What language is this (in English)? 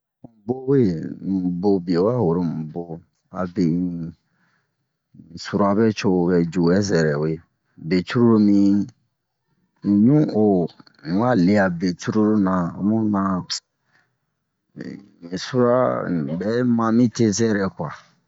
Bomu